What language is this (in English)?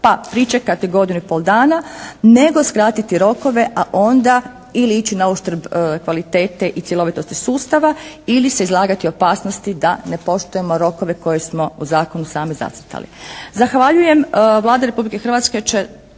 Croatian